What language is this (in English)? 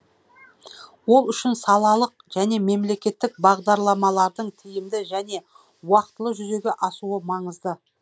Kazakh